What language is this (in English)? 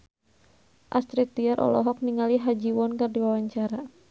Sundanese